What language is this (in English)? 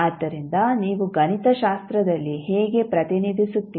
Kannada